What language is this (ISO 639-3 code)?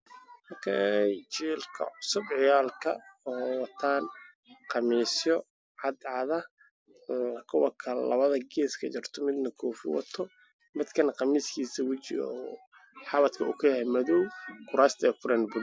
som